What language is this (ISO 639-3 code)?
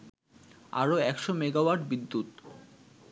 ben